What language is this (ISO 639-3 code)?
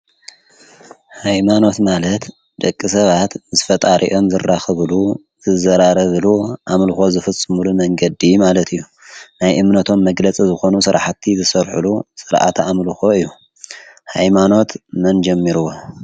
tir